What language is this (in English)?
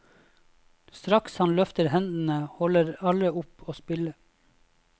Norwegian